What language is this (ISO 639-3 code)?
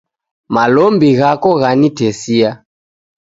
dav